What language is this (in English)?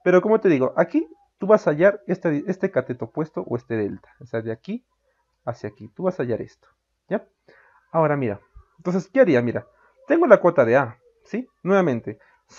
Spanish